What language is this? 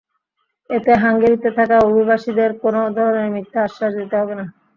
Bangla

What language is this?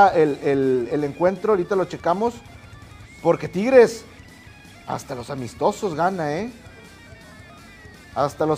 Spanish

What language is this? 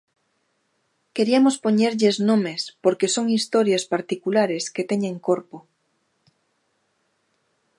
Galician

